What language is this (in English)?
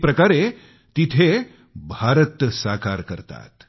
Marathi